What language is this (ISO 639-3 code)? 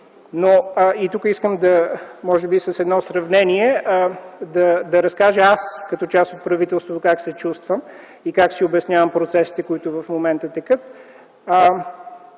bul